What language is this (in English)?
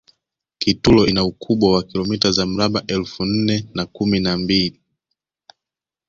Swahili